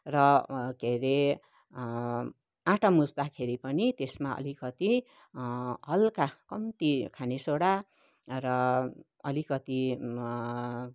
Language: Nepali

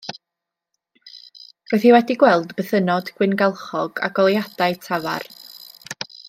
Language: Welsh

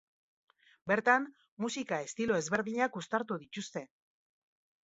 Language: Basque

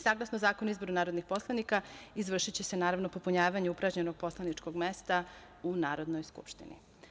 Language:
Serbian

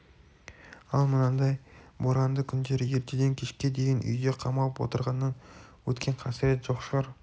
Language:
Kazakh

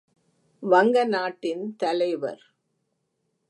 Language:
Tamil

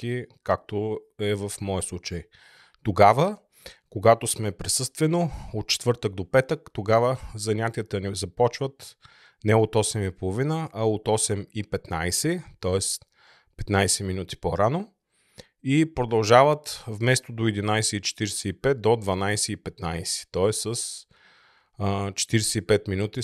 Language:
Bulgarian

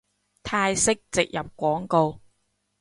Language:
Cantonese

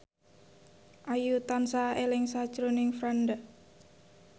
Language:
Javanese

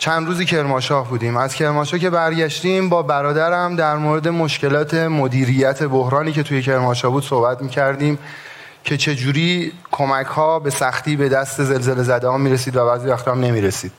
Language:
Persian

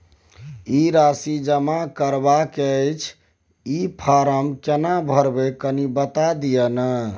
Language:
Maithili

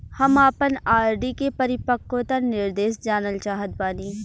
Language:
Bhojpuri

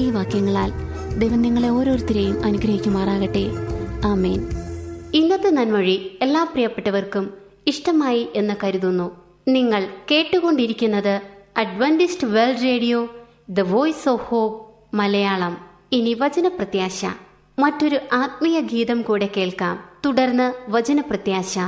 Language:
Malayalam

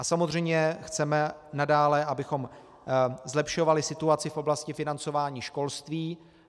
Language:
Czech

